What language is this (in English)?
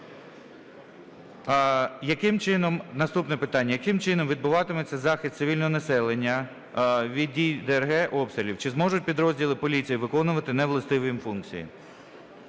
Ukrainian